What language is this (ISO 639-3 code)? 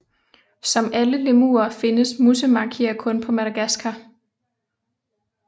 dan